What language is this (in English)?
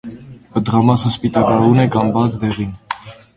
Armenian